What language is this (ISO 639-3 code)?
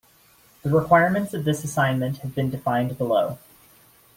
eng